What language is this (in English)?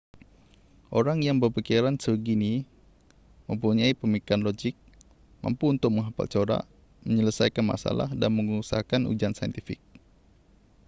Malay